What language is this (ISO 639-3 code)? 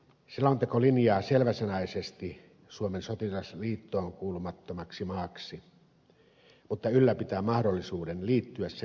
fin